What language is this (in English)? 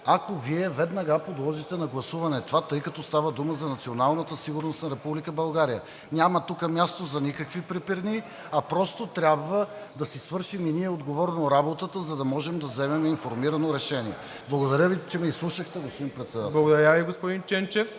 Bulgarian